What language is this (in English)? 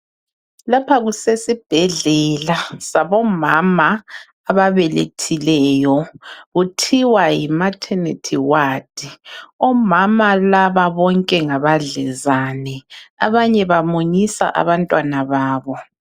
North Ndebele